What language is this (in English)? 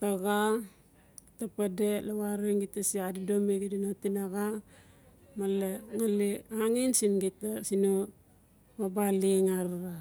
Notsi